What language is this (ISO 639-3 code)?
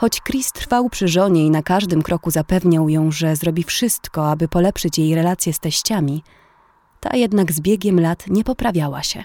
pol